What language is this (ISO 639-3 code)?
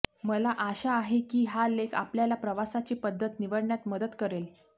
mar